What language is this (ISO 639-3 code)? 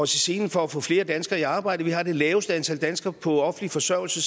dan